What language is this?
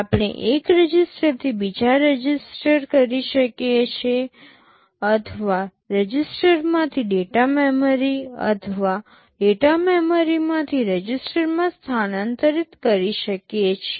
Gujarati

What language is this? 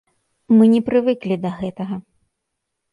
Belarusian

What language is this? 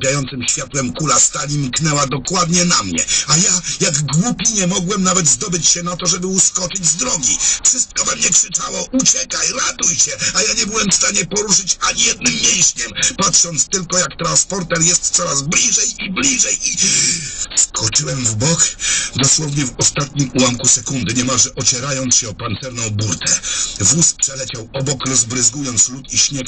Polish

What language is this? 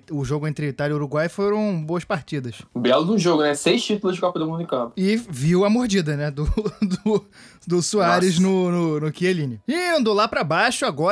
Portuguese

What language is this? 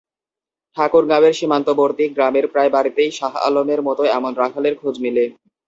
Bangla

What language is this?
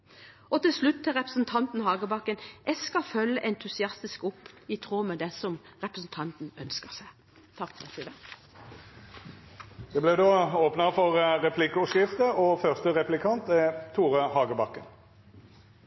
Norwegian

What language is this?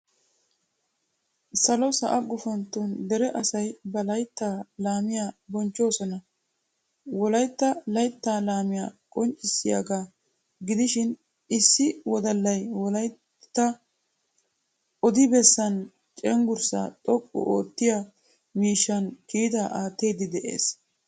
Wolaytta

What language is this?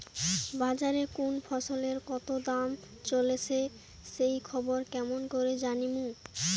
Bangla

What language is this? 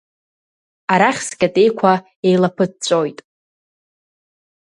Abkhazian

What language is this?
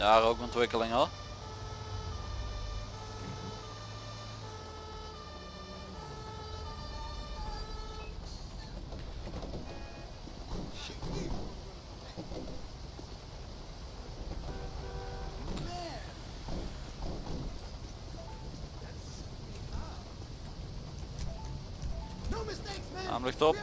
Dutch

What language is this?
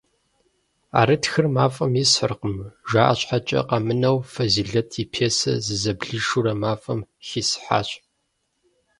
Kabardian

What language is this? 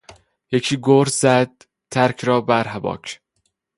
Persian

